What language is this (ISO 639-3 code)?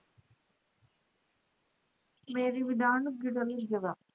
pan